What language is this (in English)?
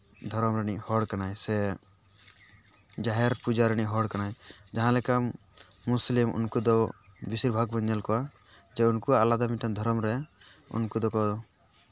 Santali